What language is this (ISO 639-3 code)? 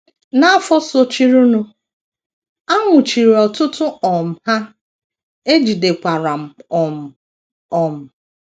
ibo